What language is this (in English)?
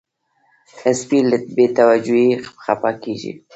Pashto